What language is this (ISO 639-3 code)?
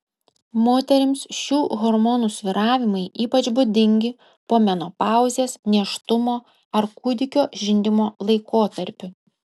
lit